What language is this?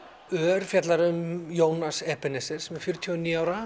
Icelandic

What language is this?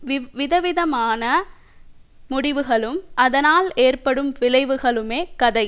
Tamil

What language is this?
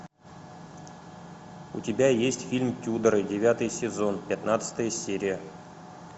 Russian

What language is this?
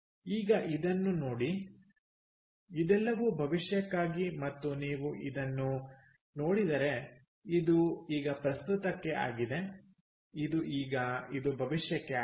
Kannada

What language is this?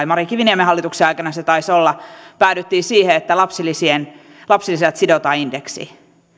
Finnish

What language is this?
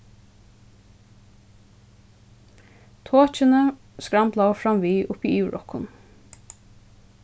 Faroese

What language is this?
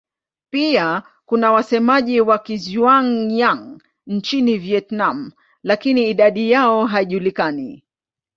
Swahili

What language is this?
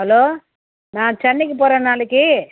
Tamil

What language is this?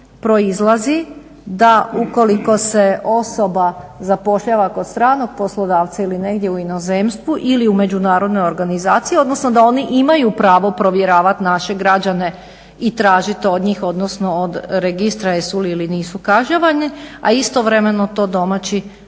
Croatian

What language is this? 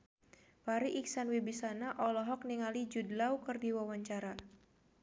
Sundanese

